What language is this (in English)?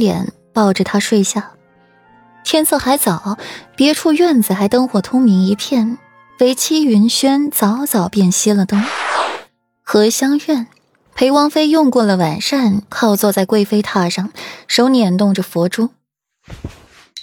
Chinese